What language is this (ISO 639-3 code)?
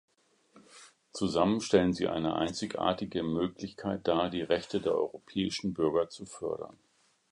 deu